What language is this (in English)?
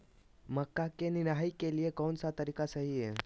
Magahi